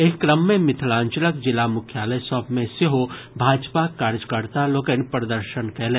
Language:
Maithili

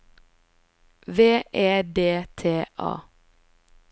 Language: Norwegian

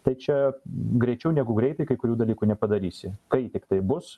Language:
Lithuanian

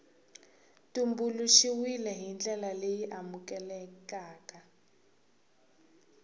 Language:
Tsonga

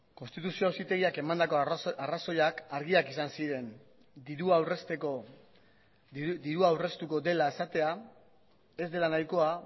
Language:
Basque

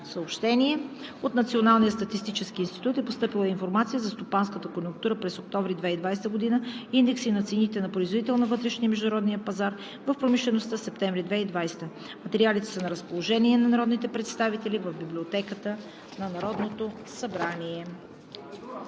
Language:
Bulgarian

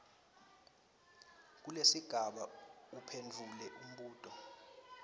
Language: Swati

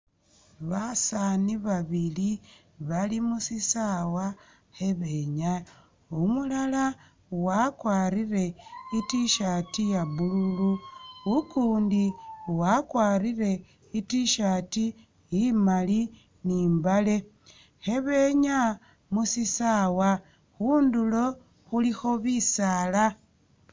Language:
Masaaba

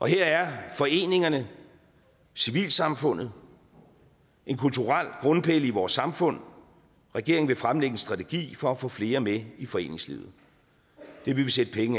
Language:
Danish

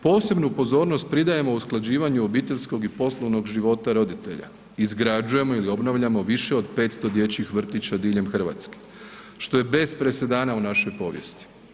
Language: Croatian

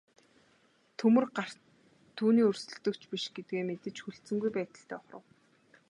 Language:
Mongolian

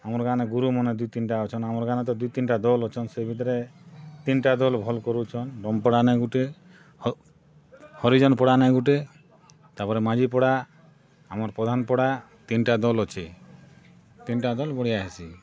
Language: Odia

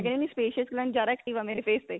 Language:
Punjabi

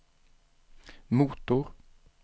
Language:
Swedish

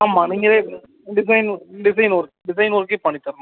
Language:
Tamil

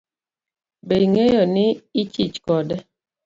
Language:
Luo (Kenya and Tanzania)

